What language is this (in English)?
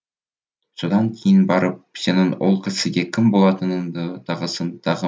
Kazakh